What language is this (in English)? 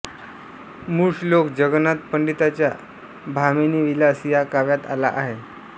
Marathi